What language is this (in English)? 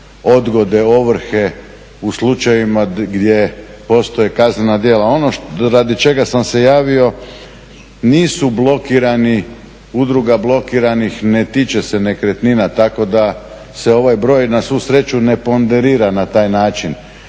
Croatian